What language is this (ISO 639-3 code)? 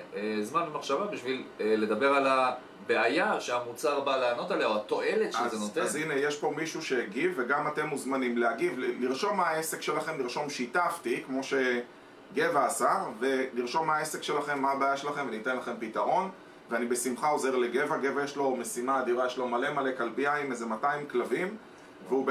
heb